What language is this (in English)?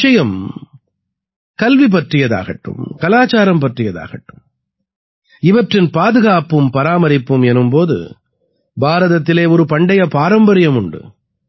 Tamil